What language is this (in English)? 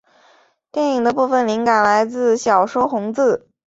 Chinese